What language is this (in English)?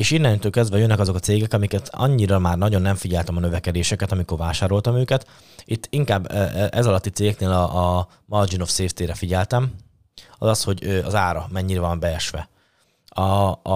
Hungarian